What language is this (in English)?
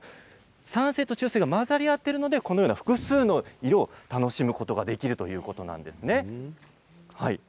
Japanese